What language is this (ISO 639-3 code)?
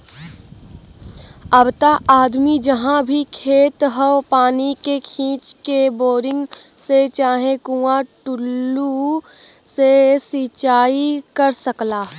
bho